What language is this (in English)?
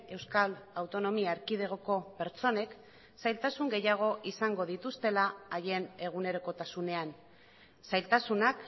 Basque